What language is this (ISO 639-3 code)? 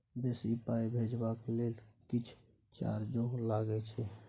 mai